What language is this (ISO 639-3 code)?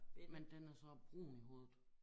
dan